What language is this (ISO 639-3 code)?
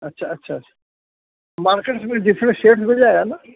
urd